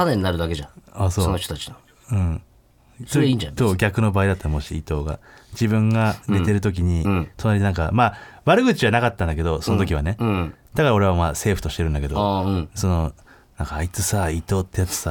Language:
Japanese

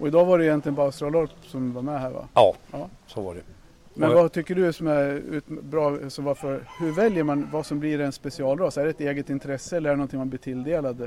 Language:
Swedish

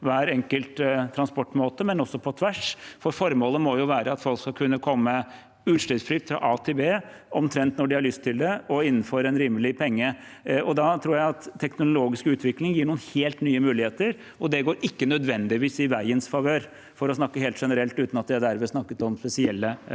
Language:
Norwegian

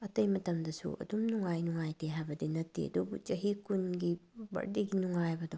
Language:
Manipuri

